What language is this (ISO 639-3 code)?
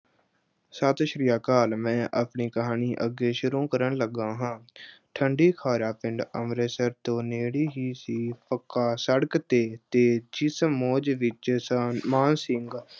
pan